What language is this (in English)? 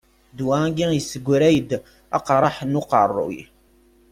Kabyle